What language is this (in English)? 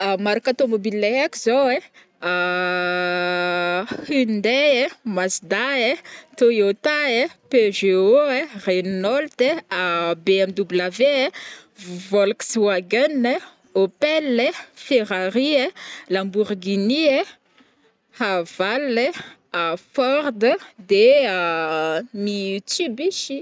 Northern Betsimisaraka Malagasy